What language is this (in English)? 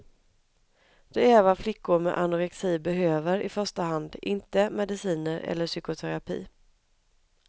Swedish